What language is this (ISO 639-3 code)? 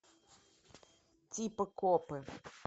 rus